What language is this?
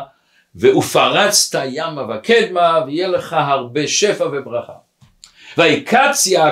Hebrew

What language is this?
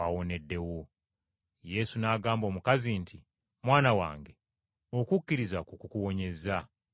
Ganda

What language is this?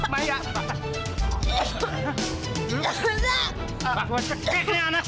Indonesian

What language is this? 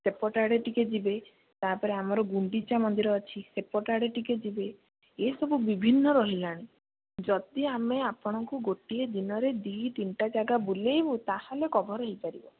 Odia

